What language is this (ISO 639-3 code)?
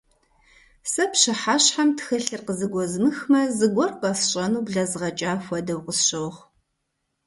kbd